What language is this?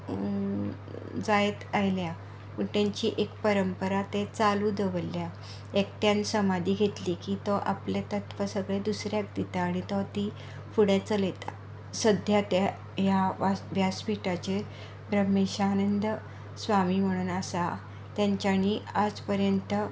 Konkani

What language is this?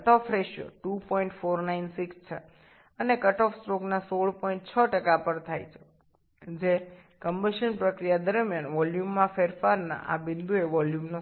Bangla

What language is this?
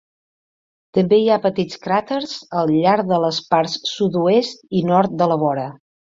Catalan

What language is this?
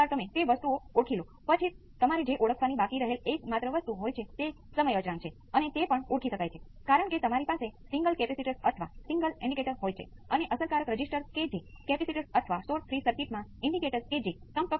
Gujarati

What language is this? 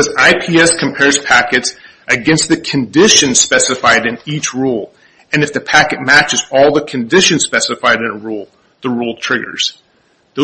English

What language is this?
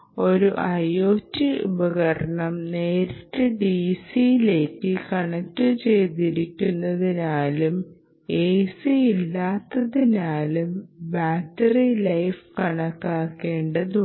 Malayalam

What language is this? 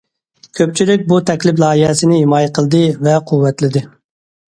Uyghur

